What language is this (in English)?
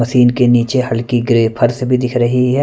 Hindi